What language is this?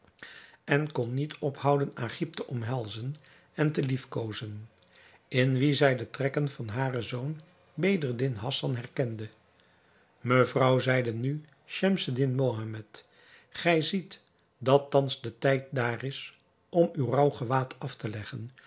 Dutch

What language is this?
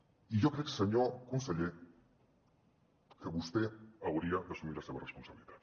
Catalan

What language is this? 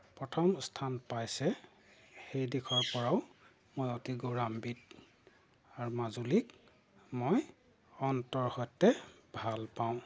Assamese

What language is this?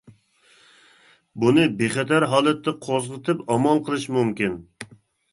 Uyghur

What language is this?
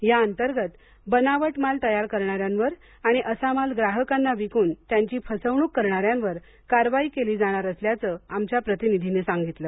Marathi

